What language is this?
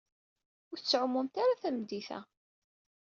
Kabyle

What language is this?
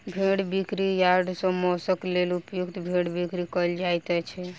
Maithili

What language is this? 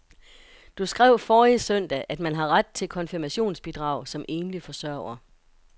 Danish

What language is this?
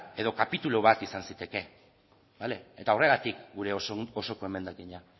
Basque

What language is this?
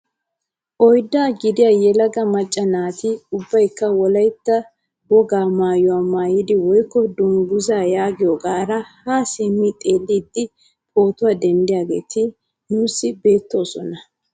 Wolaytta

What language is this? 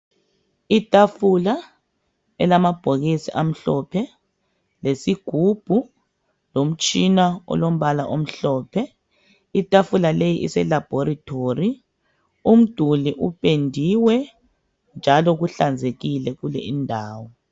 North Ndebele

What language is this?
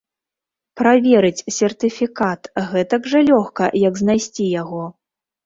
Belarusian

